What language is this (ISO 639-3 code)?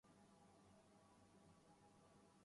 urd